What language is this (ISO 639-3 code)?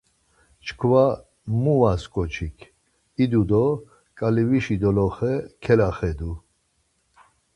lzz